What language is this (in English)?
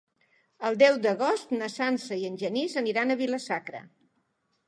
Catalan